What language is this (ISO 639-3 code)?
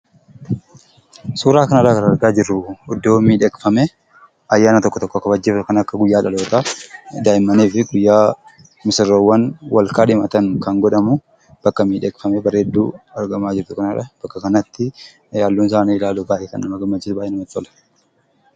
orm